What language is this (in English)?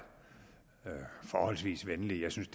Danish